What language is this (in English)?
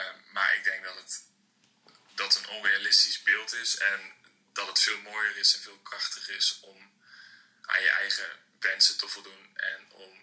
Dutch